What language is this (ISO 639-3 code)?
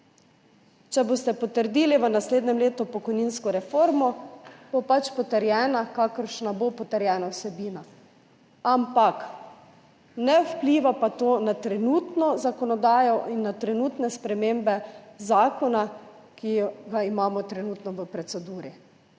slv